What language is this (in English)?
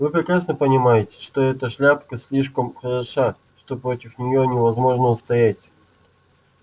Russian